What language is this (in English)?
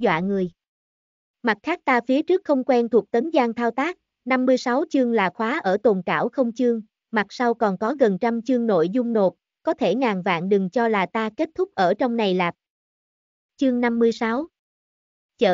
Vietnamese